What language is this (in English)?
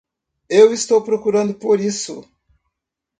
Portuguese